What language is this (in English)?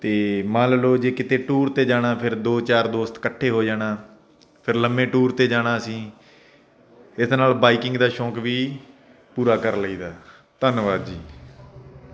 Punjabi